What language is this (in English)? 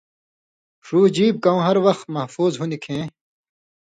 Indus Kohistani